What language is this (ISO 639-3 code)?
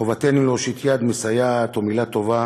heb